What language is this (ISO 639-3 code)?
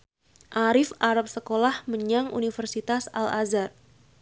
jav